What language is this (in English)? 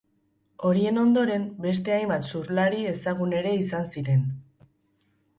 Basque